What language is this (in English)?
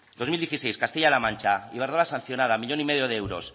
Spanish